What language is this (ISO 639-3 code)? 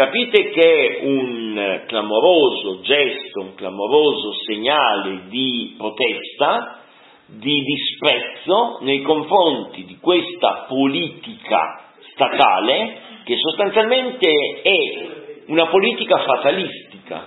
ita